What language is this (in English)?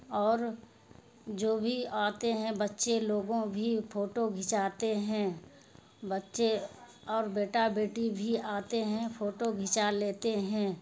Urdu